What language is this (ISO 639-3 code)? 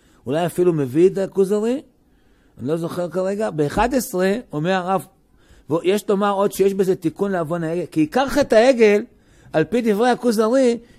heb